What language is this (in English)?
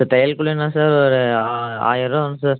Tamil